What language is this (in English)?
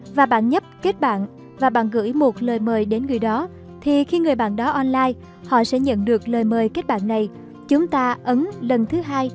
Vietnamese